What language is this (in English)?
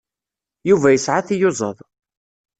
Kabyle